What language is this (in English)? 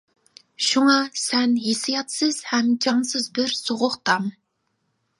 Uyghur